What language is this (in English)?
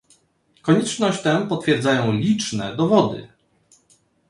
Polish